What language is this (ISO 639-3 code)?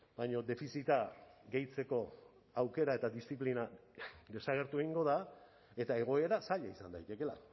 eus